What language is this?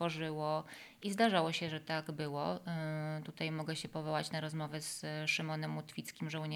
Polish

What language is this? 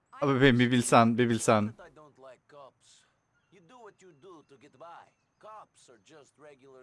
Turkish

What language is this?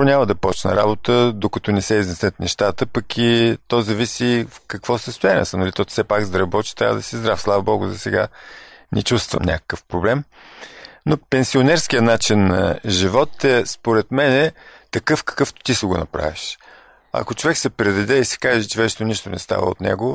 Bulgarian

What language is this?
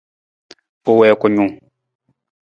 Nawdm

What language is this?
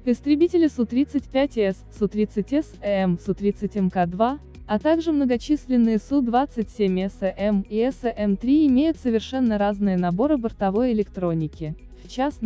Russian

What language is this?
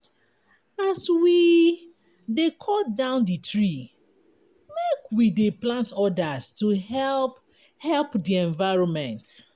Nigerian Pidgin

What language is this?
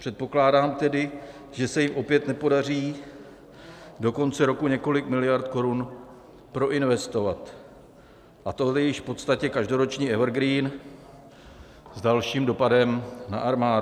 Czech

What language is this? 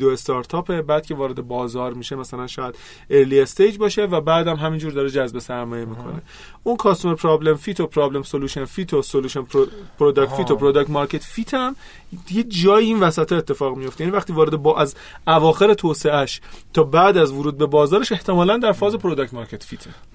Persian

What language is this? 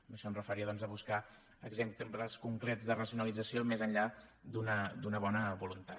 Catalan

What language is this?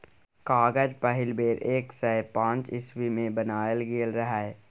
Maithili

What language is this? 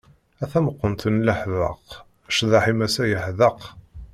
Kabyle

